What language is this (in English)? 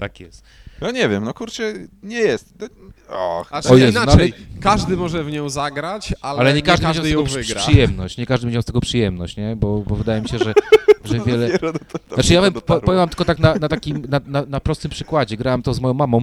Polish